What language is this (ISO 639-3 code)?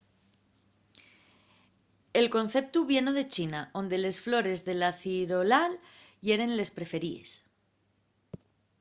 ast